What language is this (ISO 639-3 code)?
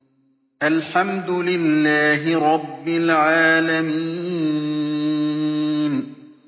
ara